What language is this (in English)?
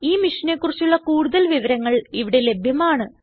Malayalam